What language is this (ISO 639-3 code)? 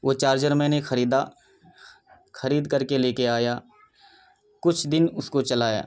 urd